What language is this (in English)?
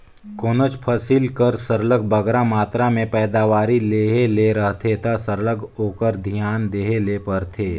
Chhattisgarhi